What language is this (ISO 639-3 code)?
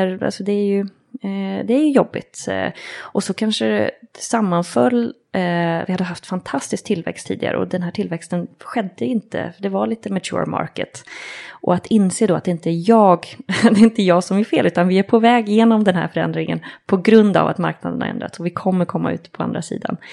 swe